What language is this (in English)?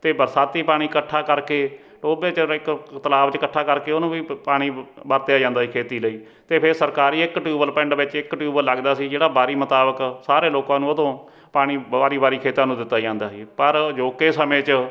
Punjabi